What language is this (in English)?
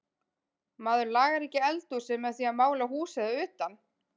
Icelandic